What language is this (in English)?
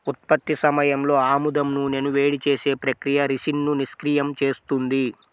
Telugu